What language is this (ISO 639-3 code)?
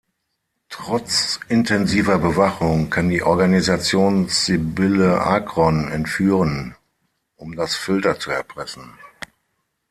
deu